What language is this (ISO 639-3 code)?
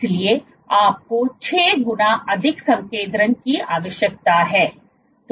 hin